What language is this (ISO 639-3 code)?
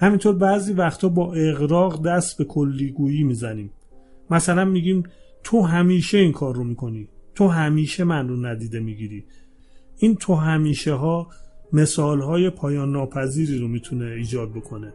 fas